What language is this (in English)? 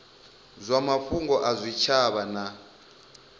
Venda